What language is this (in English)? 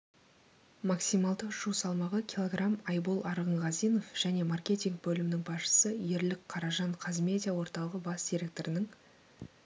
Kazakh